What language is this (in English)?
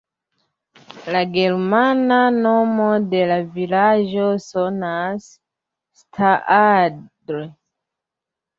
Esperanto